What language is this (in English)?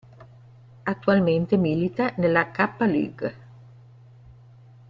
Italian